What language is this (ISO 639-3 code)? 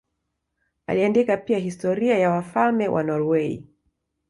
swa